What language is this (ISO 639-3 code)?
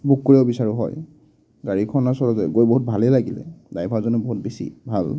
asm